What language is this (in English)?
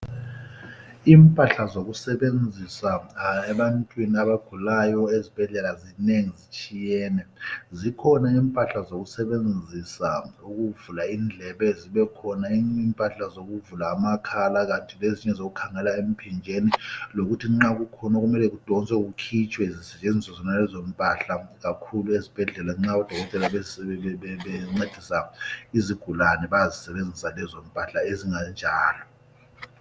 North Ndebele